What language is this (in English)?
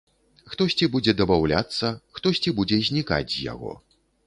Belarusian